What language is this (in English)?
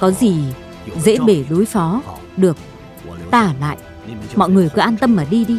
Vietnamese